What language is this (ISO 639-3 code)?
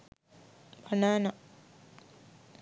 sin